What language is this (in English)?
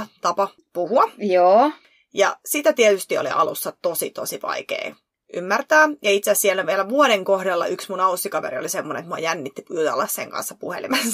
Finnish